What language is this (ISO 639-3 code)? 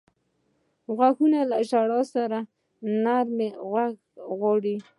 pus